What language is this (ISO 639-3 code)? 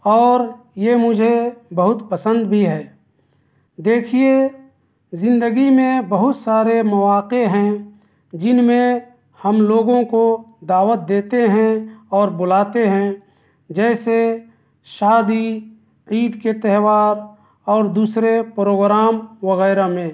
urd